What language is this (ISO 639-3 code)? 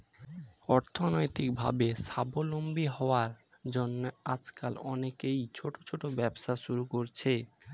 ben